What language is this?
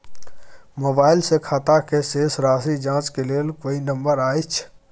Maithili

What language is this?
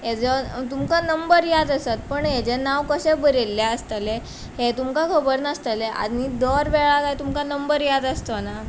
Konkani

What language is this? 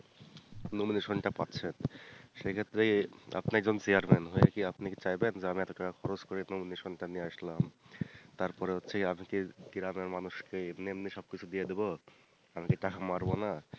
Bangla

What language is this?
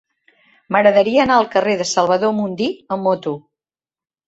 Catalan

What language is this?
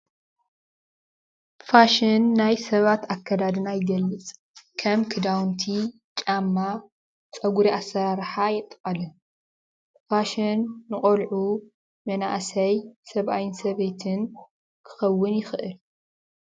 Tigrinya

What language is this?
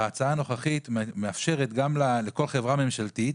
Hebrew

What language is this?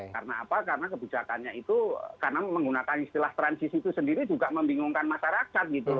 Indonesian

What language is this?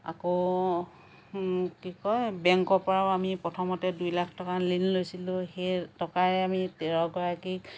Assamese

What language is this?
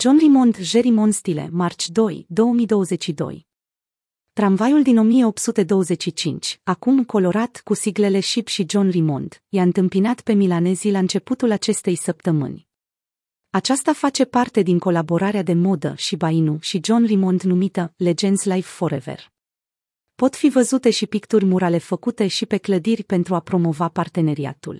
Romanian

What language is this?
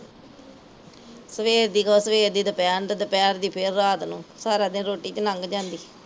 Punjabi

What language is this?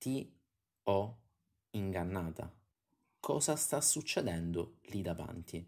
Italian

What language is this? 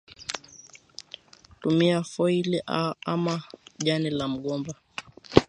Swahili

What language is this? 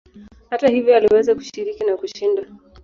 Swahili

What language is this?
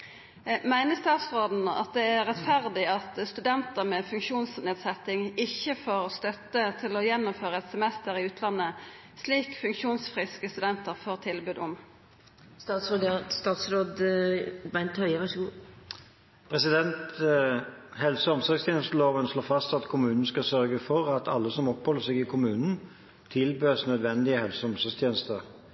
Norwegian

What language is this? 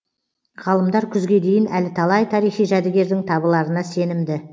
Kazakh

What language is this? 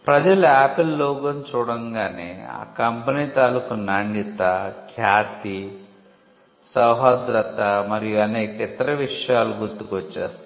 Telugu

